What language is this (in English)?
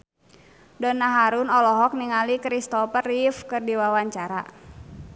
Sundanese